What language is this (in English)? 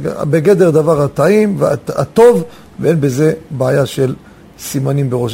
Hebrew